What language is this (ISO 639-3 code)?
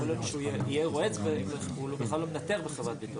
heb